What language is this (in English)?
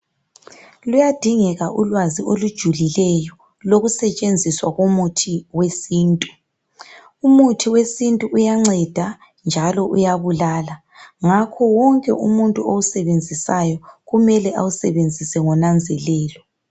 North Ndebele